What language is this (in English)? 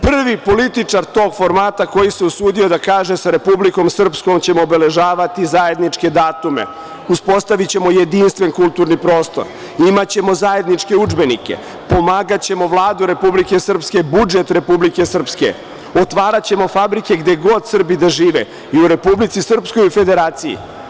Serbian